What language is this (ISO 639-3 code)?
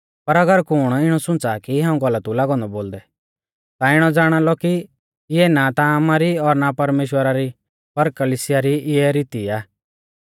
bfz